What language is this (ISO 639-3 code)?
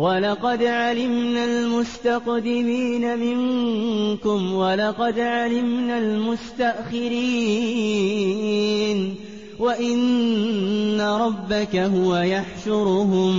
ara